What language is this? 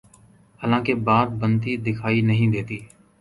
Urdu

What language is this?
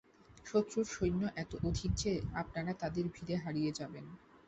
Bangla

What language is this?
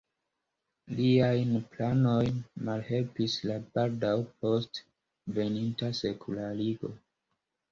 Esperanto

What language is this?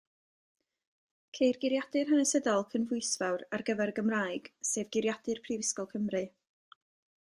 Welsh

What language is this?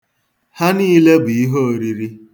Igbo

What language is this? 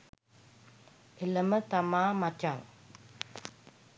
Sinhala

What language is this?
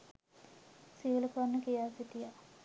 Sinhala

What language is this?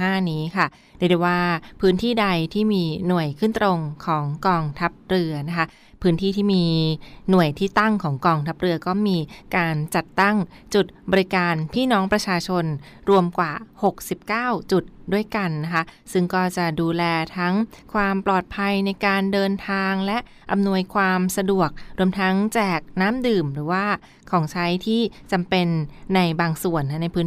Thai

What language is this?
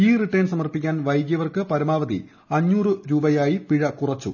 Malayalam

